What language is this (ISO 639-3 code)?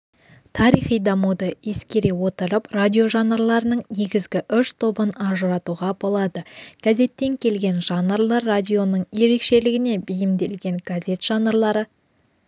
kaz